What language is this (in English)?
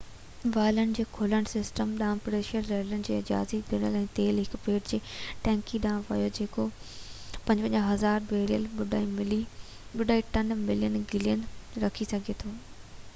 Sindhi